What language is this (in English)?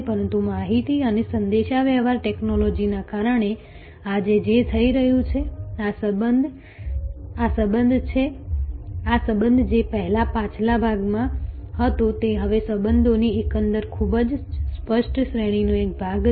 Gujarati